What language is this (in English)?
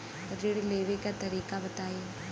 Bhojpuri